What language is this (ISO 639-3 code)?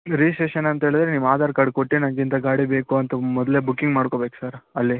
kan